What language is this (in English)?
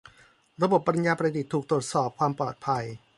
Thai